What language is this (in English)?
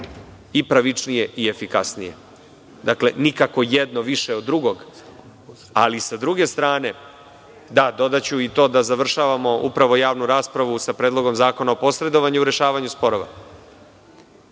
Serbian